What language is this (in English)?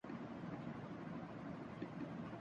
Urdu